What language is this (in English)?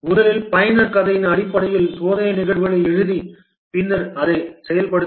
Tamil